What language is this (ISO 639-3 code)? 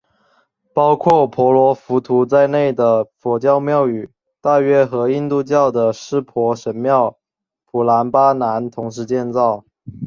zho